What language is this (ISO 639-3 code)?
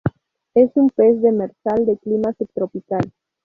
spa